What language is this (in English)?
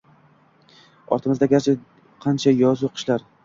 Uzbek